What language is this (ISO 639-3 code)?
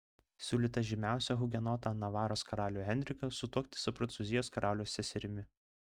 lit